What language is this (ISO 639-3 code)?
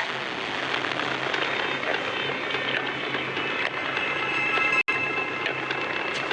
hin